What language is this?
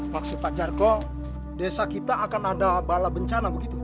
Indonesian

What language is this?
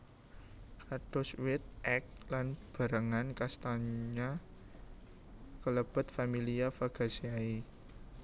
Javanese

